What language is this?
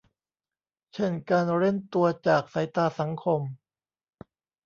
Thai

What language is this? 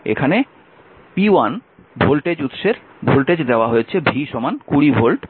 Bangla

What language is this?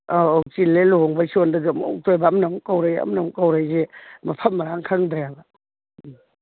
Manipuri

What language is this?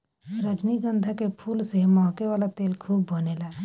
Bhojpuri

